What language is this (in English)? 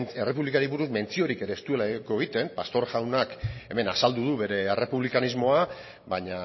Basque